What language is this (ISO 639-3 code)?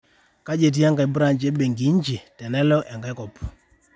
mas